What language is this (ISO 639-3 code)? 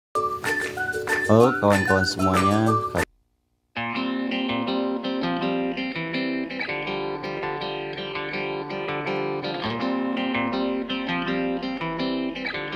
ind